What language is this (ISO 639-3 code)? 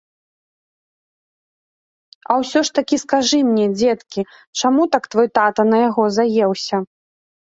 bel